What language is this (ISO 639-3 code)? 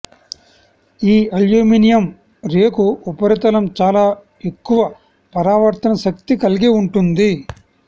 tel